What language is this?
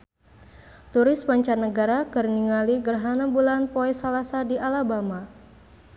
Sundanese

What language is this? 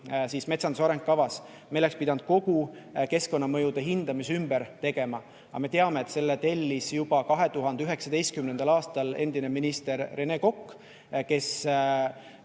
Estonian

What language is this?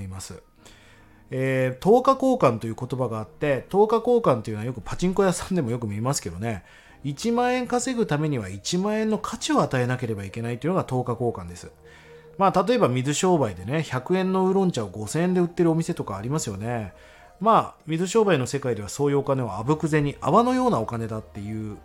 Japanese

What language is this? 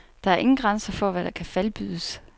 Danish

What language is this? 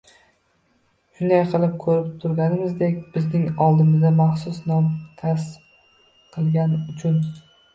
Uzbek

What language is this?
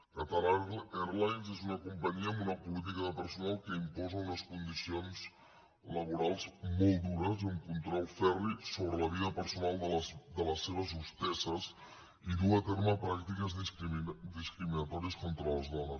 Catalan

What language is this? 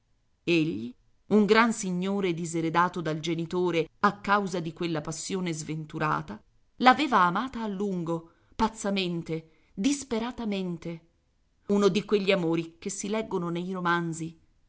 Italian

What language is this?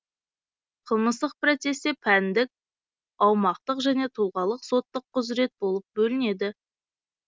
Kazakh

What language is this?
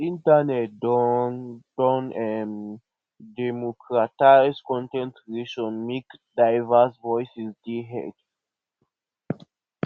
Nigerian Pidgin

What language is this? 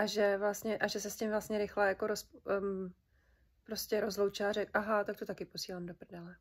Czech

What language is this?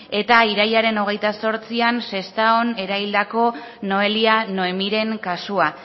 Basque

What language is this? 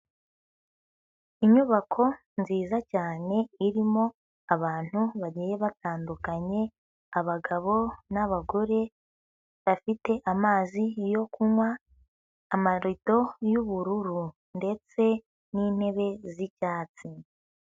Kinyarwanda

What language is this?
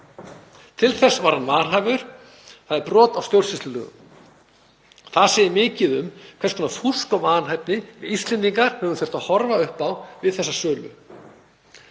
Icelandic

